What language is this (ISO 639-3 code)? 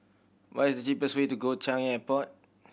eng